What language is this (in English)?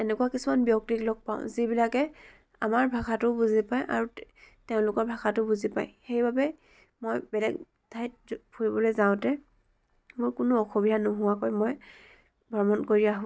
Assamese